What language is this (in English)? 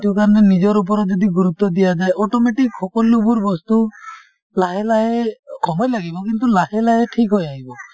Assamese